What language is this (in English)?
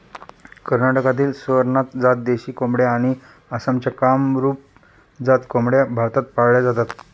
Marathi